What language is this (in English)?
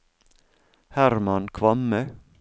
Norwegian